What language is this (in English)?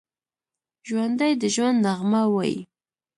Pashto